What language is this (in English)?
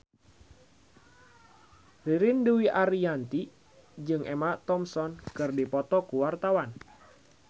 Sundanese